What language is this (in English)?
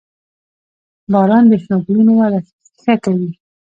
Pashto